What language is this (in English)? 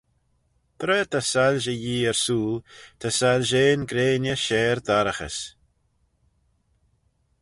Manx